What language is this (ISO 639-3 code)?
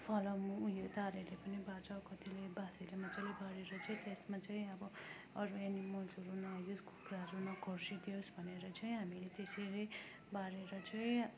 nep